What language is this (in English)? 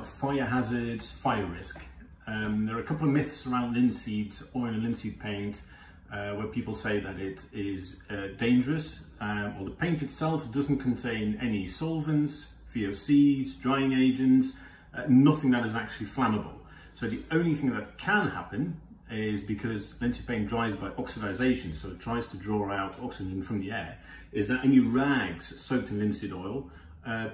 English